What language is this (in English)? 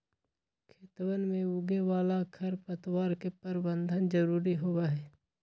Magahi